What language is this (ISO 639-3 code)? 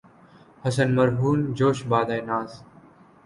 urd